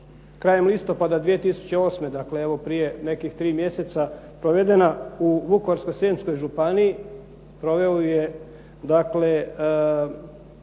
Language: Croatian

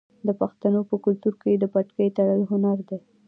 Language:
Pashto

